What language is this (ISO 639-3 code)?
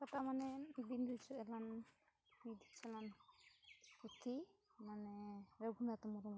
sat